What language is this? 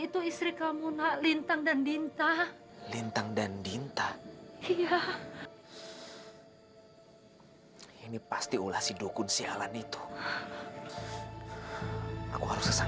Indonesian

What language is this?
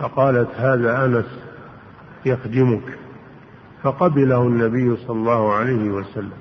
Arabic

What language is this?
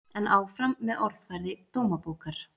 Icelandic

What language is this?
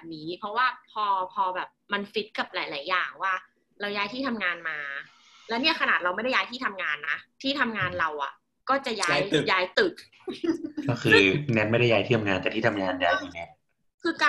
Thai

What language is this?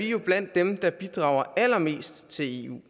Danish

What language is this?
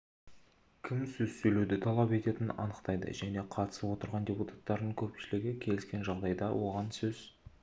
Kazakh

